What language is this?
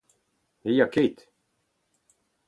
Breton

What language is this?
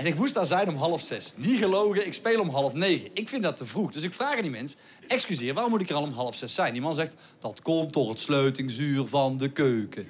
Dutch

